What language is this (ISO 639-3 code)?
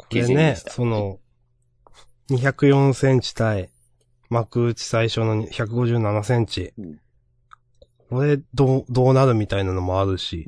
jpn